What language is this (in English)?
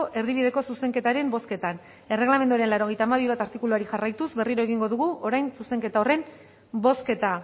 Basque